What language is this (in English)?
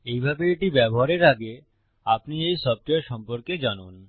Bangla